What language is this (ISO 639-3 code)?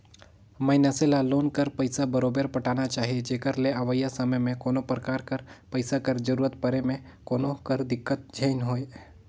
hne